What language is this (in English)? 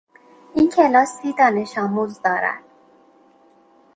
Persian